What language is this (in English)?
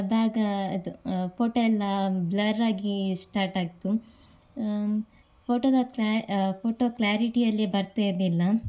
Kannada